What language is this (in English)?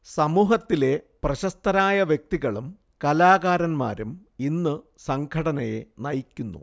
Malayalam